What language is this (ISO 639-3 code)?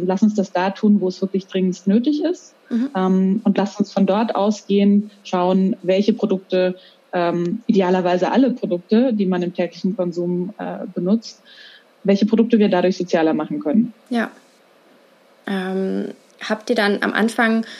deu